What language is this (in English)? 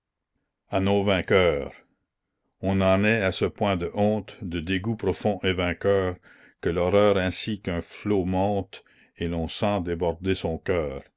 French